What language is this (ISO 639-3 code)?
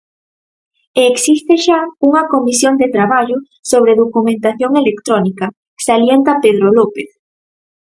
glg